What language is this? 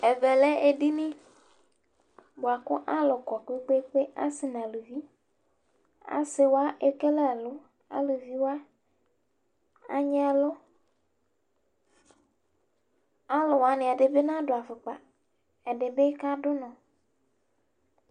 Ikposo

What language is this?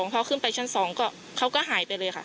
Thai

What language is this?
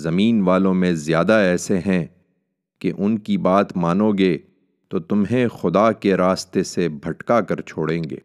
Urdu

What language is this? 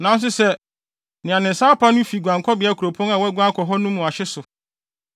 Akan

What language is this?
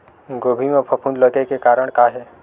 Chhattisgarhi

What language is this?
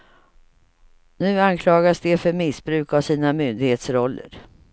Swedish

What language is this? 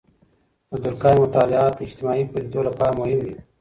Pashto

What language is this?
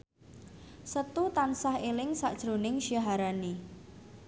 Javanese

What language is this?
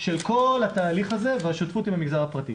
Hebrew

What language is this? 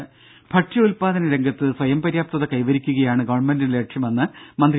Malayalam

